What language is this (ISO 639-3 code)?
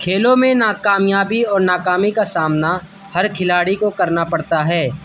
urd